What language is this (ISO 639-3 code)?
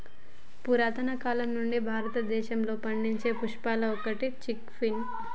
tel